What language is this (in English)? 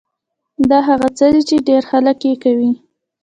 Pashto